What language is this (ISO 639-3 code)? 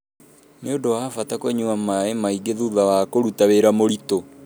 kik